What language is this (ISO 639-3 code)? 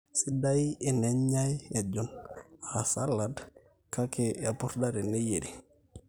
mas